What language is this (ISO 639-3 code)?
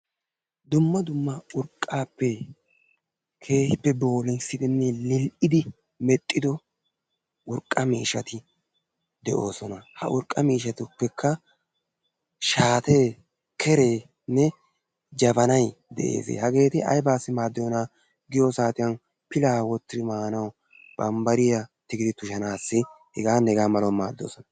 wal